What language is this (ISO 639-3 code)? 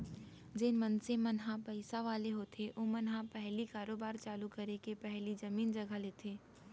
hne